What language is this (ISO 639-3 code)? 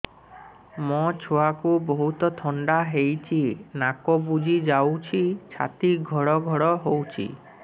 ori